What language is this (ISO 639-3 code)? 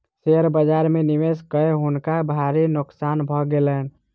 mai